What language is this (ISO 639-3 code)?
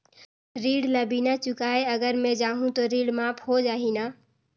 hne